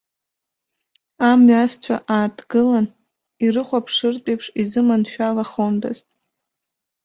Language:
Abkhazian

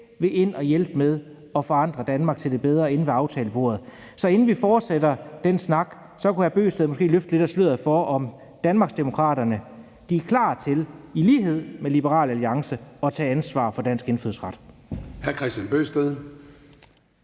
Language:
Danish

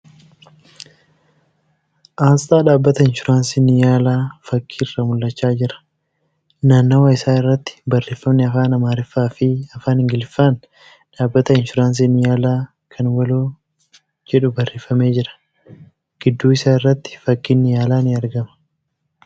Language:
Oromo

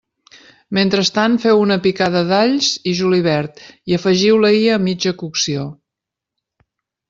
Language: Catalan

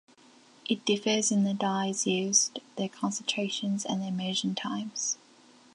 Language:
English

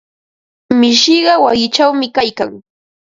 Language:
Ambo-Pasco Quechua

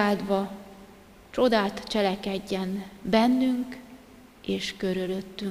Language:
Hungarian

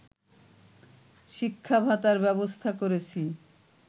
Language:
Bangla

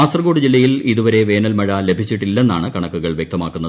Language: Malayalam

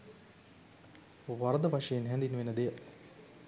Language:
Sinhala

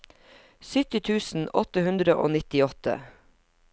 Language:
Norwegian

